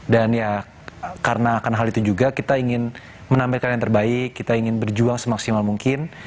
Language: Indonesian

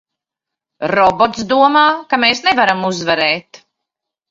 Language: Latvian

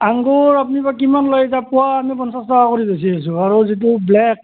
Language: Assamese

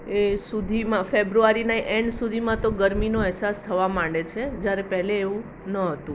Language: Gujarati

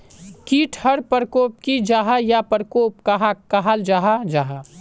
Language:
Magahi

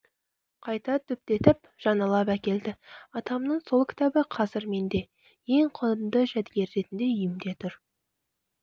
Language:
Kazakh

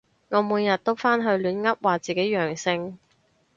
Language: Cantonese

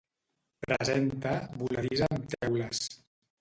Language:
Catalan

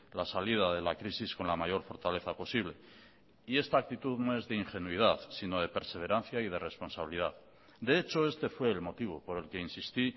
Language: Spanish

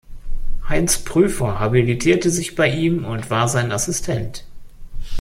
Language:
German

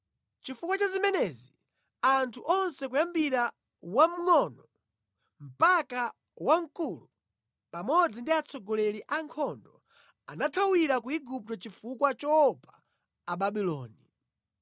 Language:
Nyanja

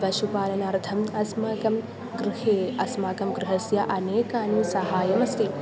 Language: Sanskrit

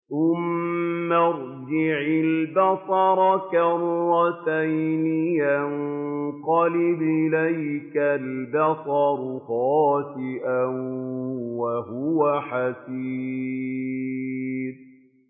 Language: Arabic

